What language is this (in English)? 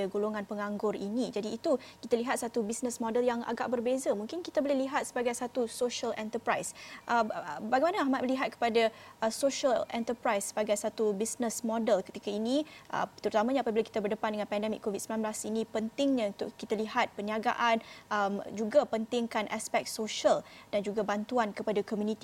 Malay